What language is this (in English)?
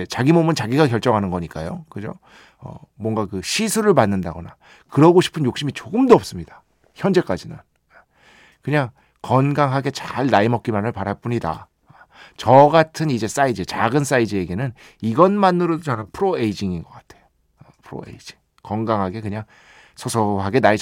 Korean